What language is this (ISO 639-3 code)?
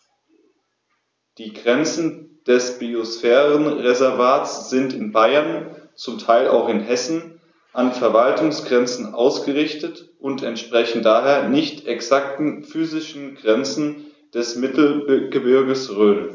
deu